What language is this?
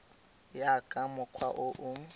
Tswana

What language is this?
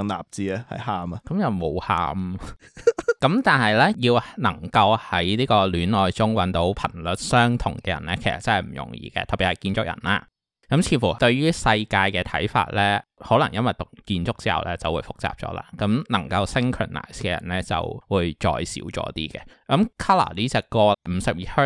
Chinese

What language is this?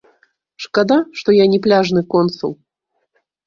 Belarusian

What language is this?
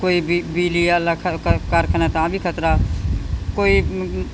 Punjabi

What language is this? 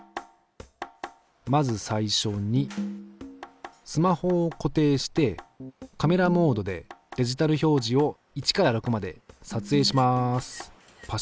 Japanese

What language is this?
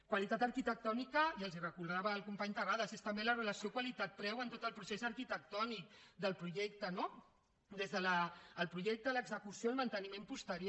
Catalan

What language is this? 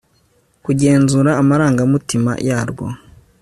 Kinyarwanda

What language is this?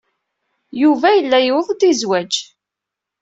Kabyle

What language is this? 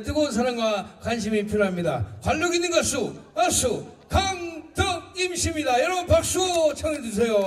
Korean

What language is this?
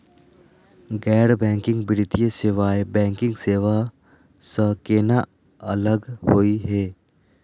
Magahi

